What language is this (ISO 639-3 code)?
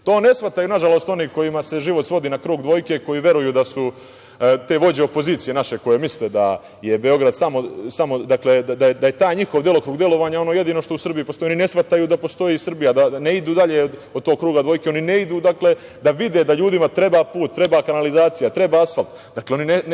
srp